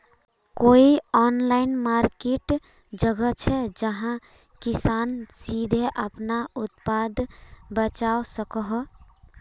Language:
Magahi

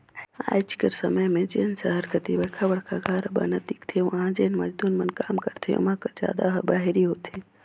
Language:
Chhattisgarhi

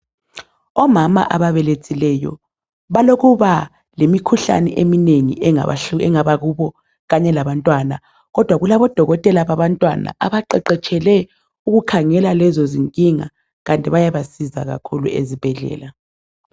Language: North Ndebele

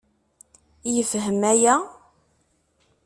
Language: Kabyle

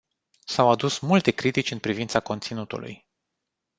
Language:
Romanian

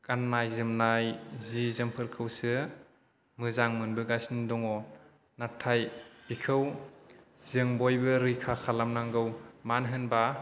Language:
Bodo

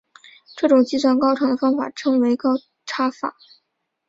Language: Chinese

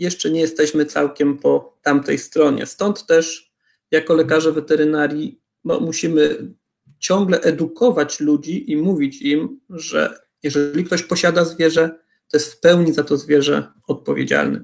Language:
Polish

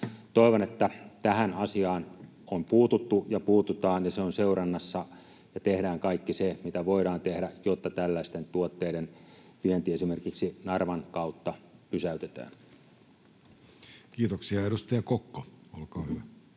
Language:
Finnish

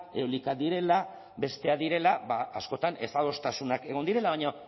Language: Basque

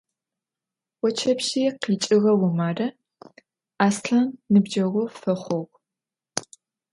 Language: Adyghe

